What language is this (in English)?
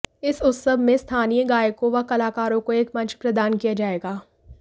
Hindi